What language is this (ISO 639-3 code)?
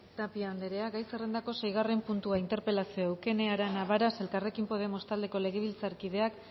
eus